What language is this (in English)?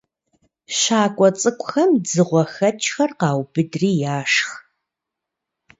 Kabardian